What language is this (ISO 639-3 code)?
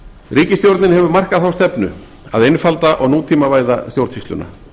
isl